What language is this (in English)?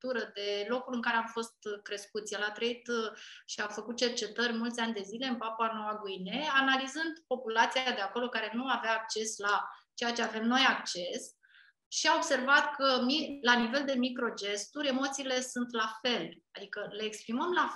Romanian